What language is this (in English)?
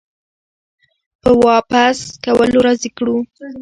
Pashto